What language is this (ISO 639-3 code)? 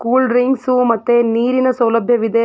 kan